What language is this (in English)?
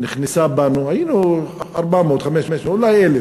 Hebrew